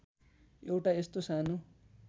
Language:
Nepali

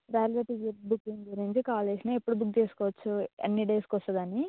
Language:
Telugu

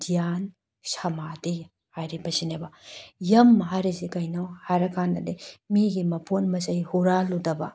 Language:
Manipuri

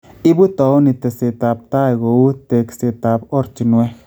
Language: Kalenjin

